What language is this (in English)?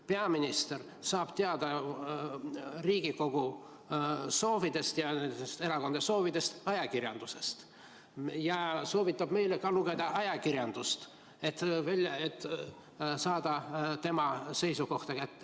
Estonian